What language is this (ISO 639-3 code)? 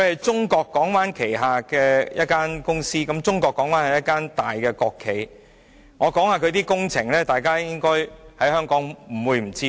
yue